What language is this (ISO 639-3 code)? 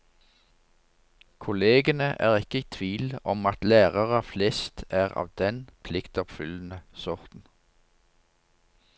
nor